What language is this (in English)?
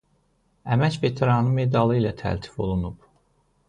Azerbaijani